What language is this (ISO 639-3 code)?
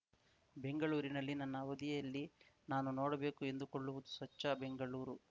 kan